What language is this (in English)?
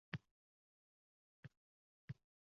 Uzbek